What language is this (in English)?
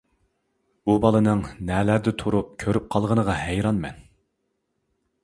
Uyghur